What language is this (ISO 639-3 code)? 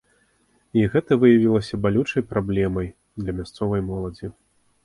bel